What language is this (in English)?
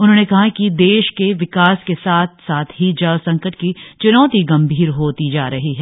Hindi